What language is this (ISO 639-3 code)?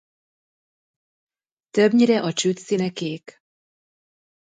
hun